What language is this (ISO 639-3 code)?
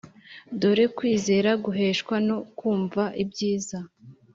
kin